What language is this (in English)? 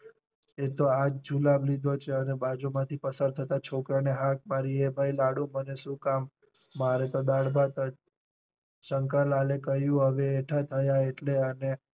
Gujarati